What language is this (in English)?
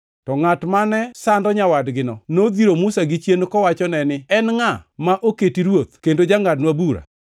Luo (Kenya and Tanzania)